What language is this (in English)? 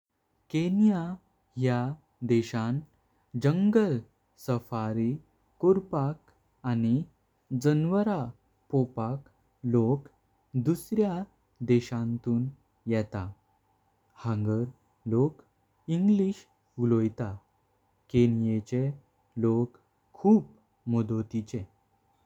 Konkani